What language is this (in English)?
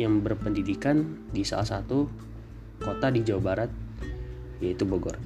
Indonesian